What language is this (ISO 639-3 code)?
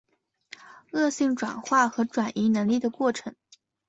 zho